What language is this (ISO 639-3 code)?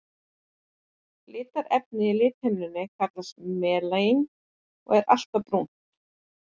isl